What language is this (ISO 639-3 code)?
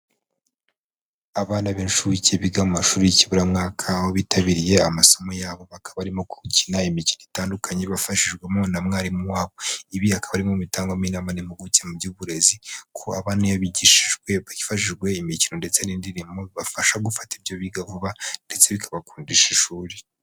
kin